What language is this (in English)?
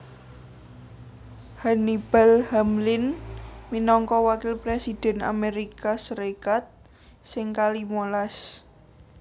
Javanese